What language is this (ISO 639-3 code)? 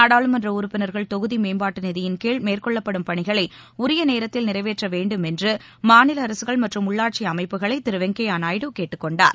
tam